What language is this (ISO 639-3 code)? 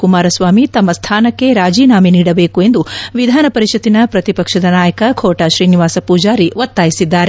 kan